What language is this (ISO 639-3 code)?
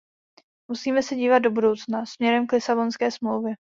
ces